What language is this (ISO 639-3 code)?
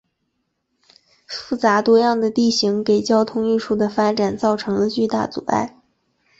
zho